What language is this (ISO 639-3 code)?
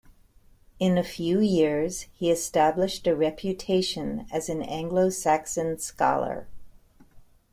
eng